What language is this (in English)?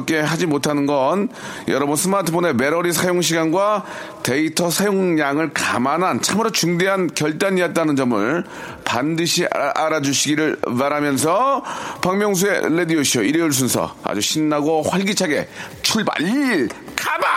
Korean